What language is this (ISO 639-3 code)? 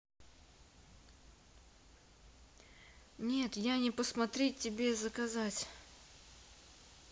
rus